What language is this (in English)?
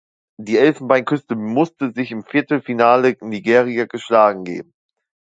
German